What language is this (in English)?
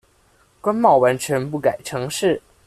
Chinese